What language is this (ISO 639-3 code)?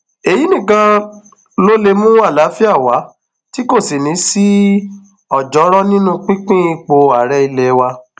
yor